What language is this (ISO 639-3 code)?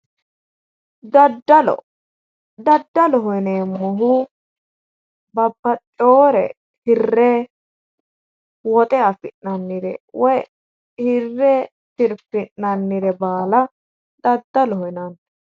sid